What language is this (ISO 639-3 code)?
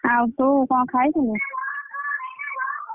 ori